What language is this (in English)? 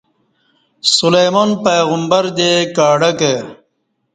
Kati